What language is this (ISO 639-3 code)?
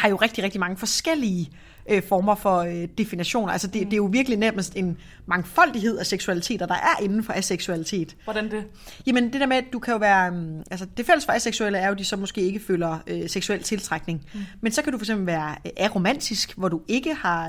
dan